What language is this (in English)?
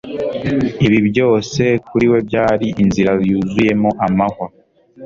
Kinyarwanda